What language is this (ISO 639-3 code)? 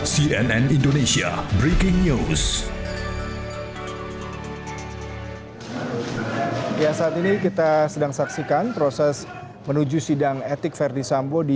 ind